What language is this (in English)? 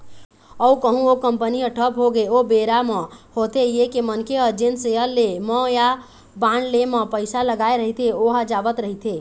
Chhattisgarhi